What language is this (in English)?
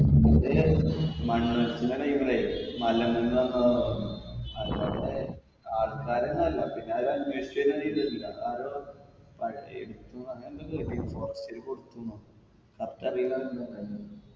Malayalam